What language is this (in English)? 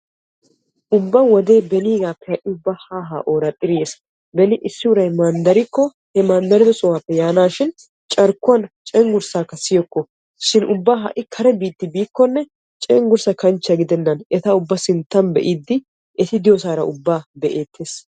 Wolaytta